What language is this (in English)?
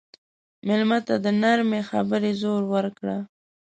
Pashto